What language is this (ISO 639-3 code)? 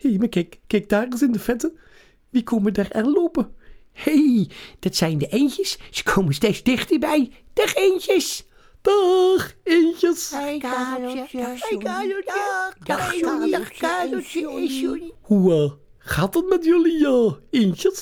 nld